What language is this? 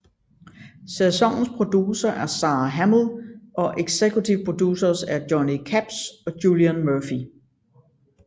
Danish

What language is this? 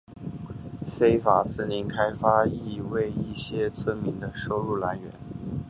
Chinese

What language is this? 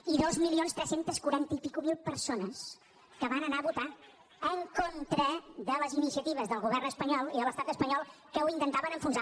Catalan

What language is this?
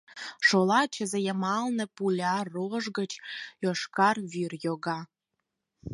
Mari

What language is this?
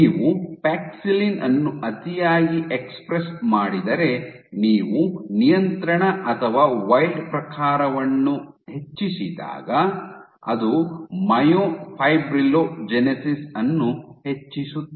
Kannada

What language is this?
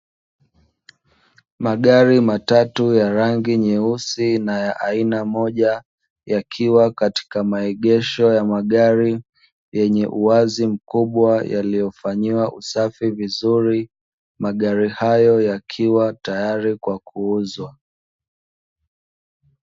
Swahili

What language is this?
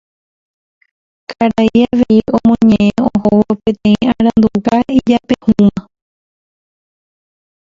Guarani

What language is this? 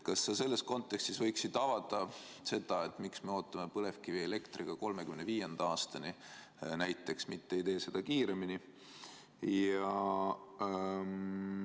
Estonian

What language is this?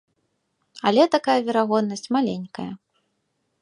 Belarusian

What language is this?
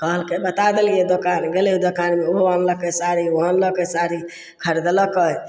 Maithili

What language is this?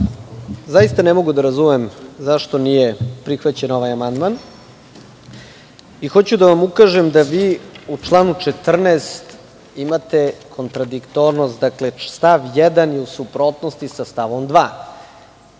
Serbian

